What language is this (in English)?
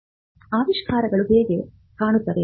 Kannada